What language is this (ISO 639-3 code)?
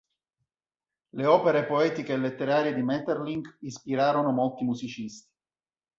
ita